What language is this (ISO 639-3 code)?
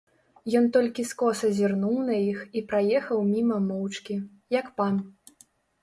bel